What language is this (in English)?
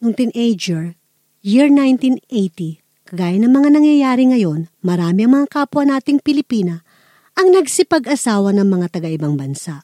Filipino